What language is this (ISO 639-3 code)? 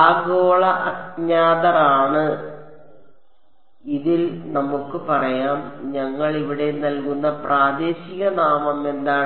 mal